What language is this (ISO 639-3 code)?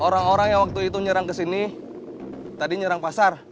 ind